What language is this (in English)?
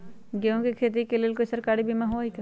Magahi